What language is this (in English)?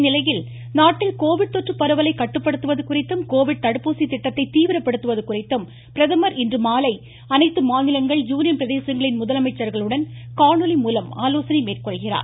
Tamil